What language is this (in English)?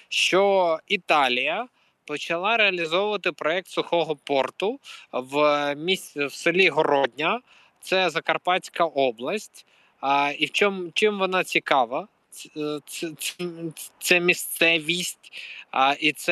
Ukrainian